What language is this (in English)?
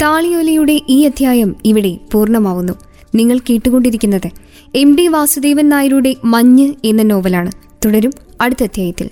Malayalam